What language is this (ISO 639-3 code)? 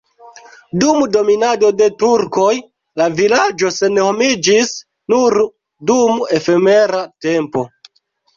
epo